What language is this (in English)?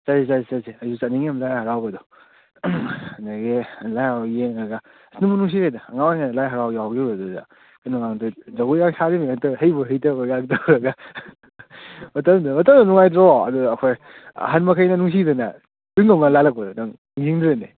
Manipuri